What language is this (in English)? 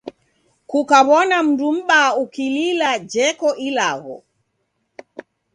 Taita